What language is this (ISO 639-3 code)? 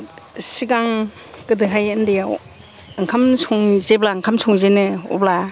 brx